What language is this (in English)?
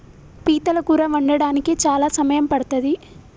Telugu